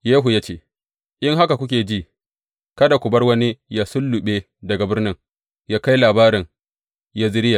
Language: Hausa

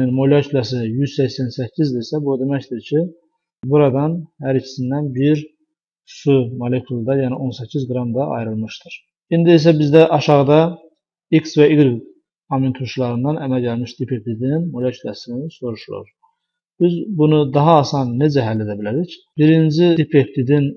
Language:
Turkish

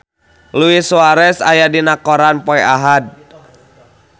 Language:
Sundanese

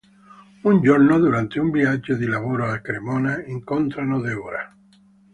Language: Italian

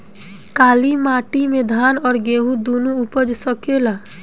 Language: Bhojpuri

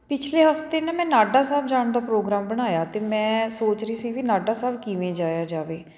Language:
Punjabi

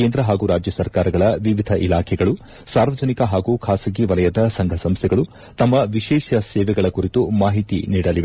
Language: Kannada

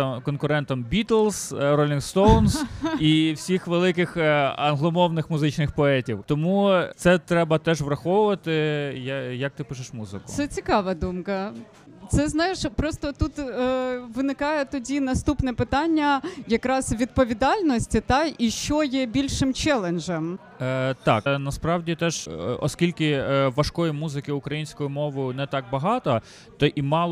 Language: Ukrainian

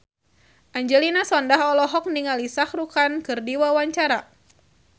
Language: Sundanese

